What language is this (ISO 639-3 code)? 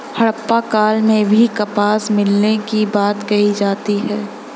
hin